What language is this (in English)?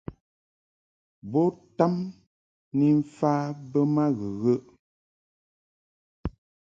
Mungaka